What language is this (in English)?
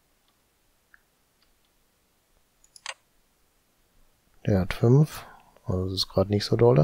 German